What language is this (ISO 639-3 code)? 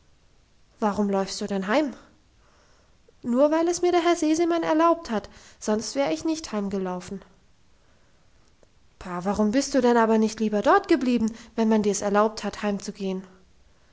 deu